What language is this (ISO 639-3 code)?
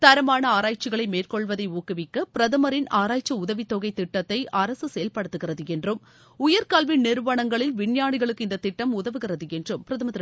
tam